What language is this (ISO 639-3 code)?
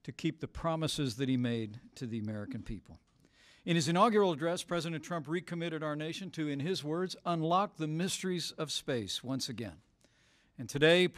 eng